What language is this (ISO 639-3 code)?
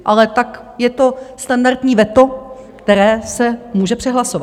ces